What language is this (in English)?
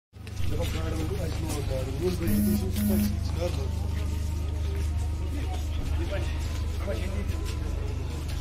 Turkish